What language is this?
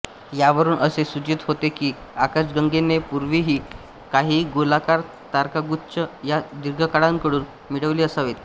Marathi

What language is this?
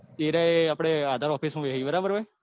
Gujarati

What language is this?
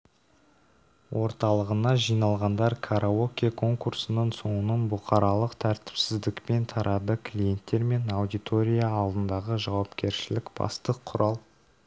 Kazakh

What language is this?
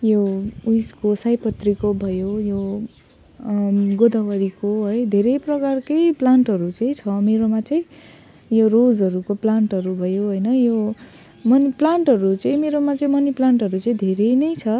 Nepali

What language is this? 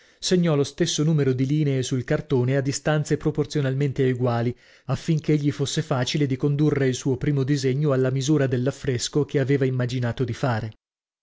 Italian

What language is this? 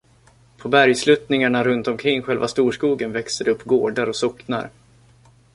Swedish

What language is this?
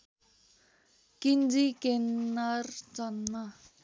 Nepali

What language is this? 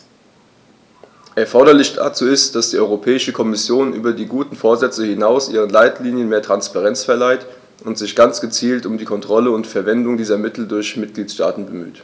German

